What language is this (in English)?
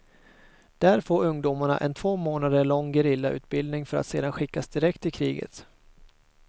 Swedish